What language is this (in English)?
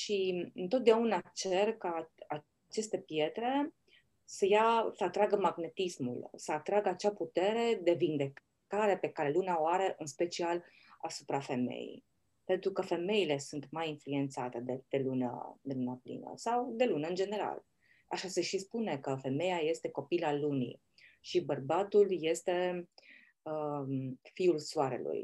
Romanian